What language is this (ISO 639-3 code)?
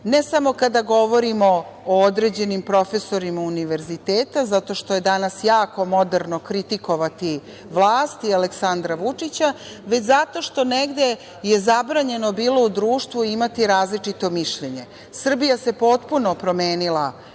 srp